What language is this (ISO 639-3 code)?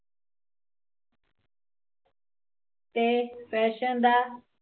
pan